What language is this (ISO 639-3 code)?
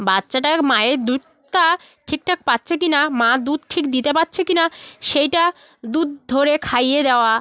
ben